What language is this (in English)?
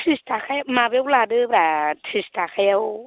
Bodo